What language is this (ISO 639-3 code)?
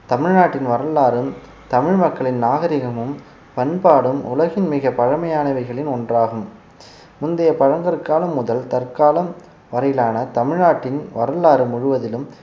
tam